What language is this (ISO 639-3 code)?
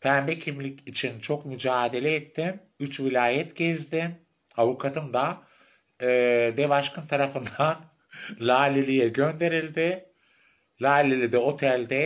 tur